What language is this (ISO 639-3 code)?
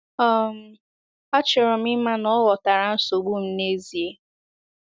ibo